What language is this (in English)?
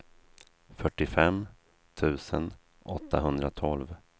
Swedish